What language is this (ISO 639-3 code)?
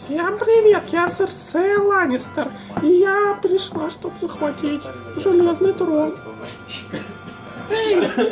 rus